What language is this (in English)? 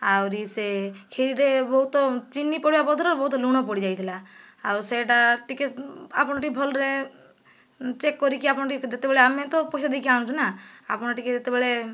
Odia